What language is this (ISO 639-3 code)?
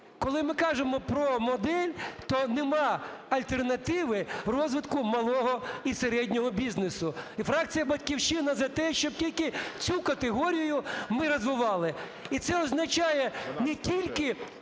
ukr